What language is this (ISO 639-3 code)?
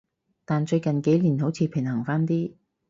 yue